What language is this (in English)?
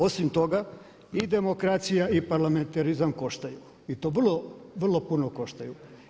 Croatian